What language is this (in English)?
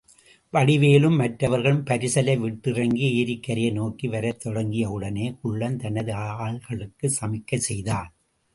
Tamil